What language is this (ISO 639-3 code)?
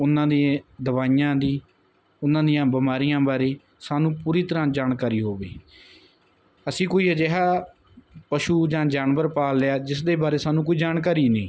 pan